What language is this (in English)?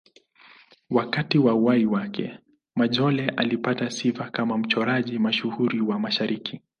Swahili